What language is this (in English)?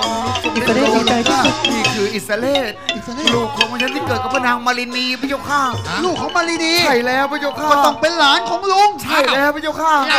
Thai